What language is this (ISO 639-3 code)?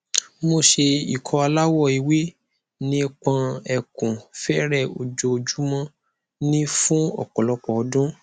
yor